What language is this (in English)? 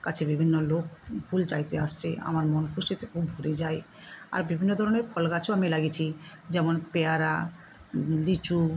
Bangla